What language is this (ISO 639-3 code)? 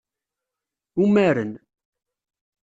kab